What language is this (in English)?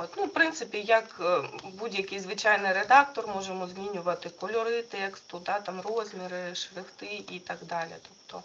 Ukrainian